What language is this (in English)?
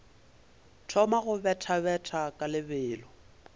Northern Sotho